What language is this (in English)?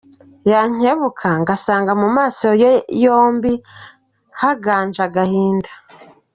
Kinyarwanda